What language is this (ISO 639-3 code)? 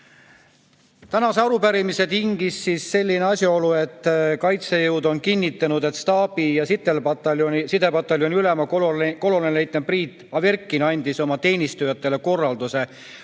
est